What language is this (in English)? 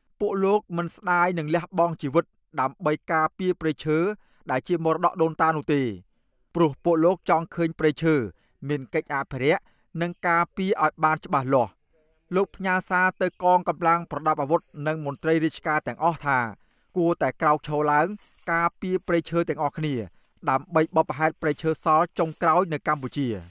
Thai